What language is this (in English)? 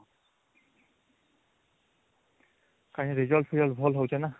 Odia